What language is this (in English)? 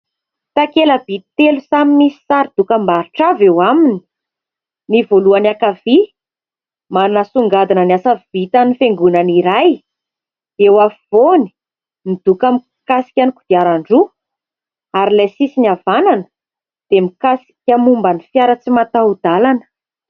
Malagasy